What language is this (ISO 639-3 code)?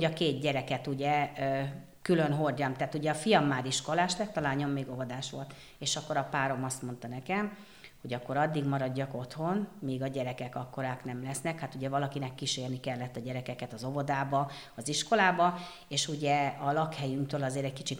hun